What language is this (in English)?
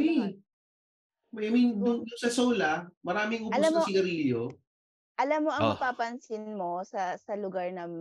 Filipino